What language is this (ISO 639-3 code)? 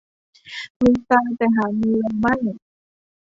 tha